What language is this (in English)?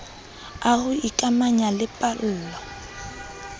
Southern Sotho